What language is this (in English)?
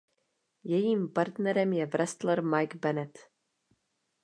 Czech